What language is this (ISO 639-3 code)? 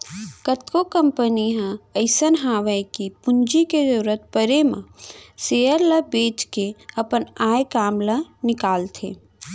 hne